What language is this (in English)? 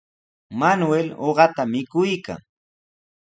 Sihuas Ancash Quechua